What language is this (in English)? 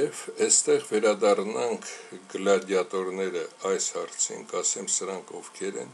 Romanian